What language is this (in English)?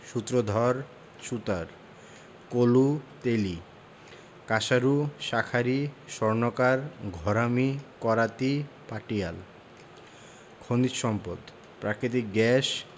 Bangla